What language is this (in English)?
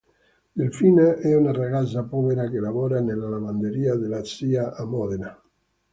Italian